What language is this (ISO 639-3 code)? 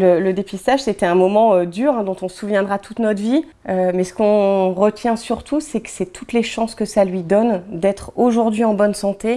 fra